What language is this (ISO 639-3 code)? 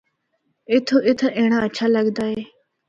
hno